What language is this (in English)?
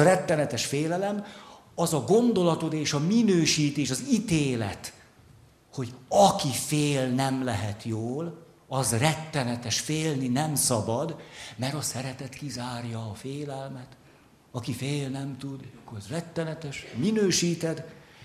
Hungarian